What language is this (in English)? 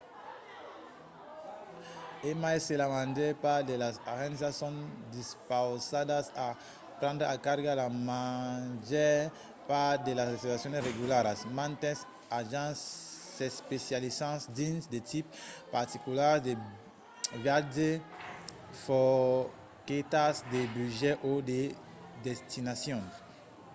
Occitan